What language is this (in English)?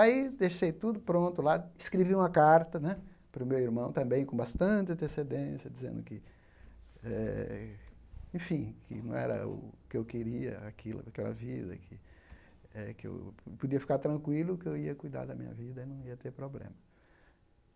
Portuguese